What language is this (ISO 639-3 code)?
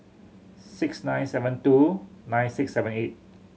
eng